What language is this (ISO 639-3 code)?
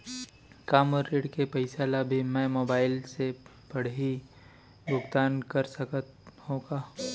hne